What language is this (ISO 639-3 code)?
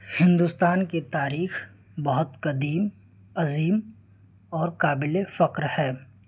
urd